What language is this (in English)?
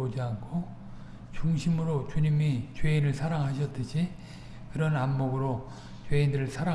Korean